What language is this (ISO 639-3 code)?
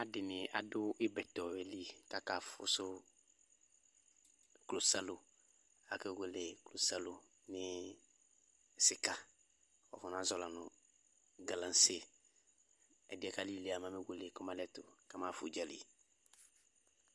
kpo